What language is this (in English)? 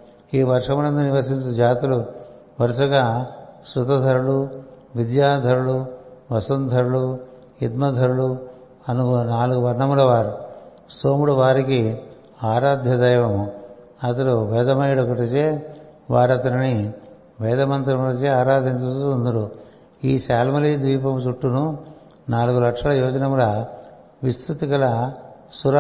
Telugu